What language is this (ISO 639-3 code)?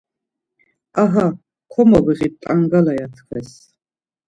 lzz